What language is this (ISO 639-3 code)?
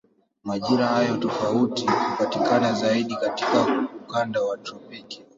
swa